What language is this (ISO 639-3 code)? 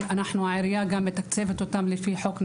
heb